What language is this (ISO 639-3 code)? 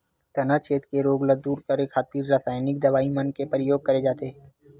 hne